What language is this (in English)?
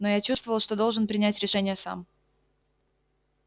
Russian